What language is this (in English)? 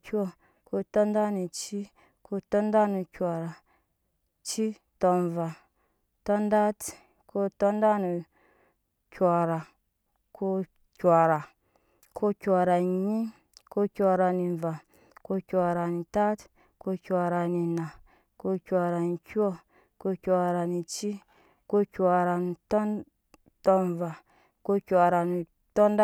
Nyankpa